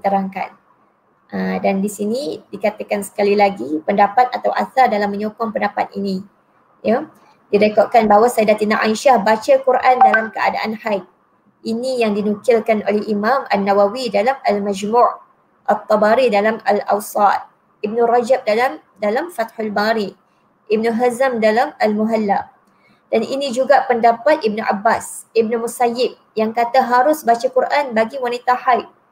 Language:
Malay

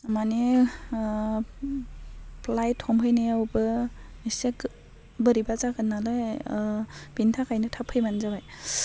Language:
Bodo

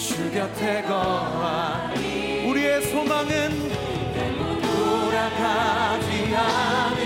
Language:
Korean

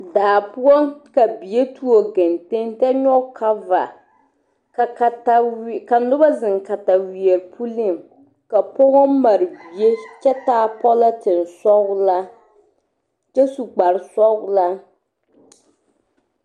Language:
Southern Dagaare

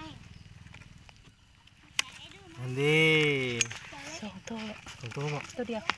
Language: Thai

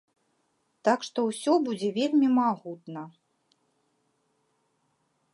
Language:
Belarusian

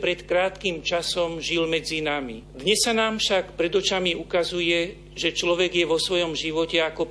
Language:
Slovak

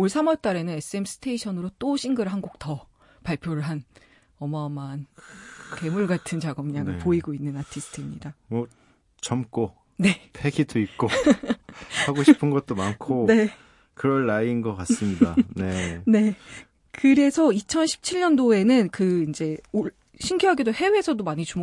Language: Korean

